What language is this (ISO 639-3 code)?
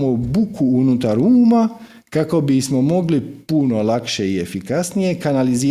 hrv